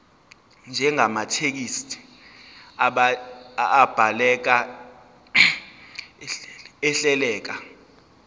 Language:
Zulu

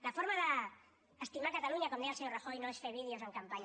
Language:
Catalan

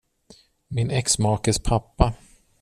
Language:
Swedish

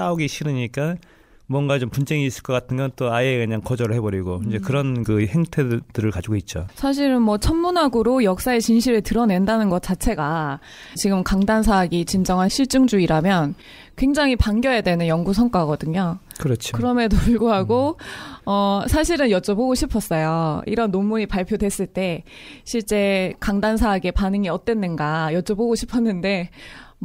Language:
Korean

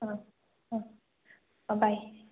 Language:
Assamese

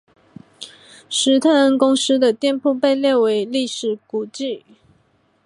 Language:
Chinese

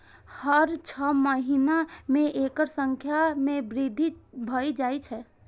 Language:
Maithili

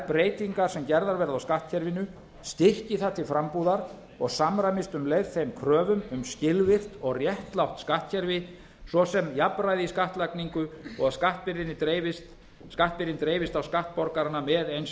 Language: Icelandic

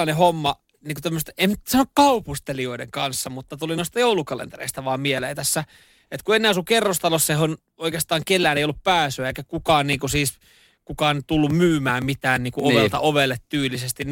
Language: Finnish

